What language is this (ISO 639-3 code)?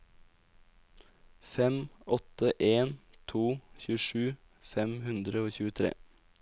nor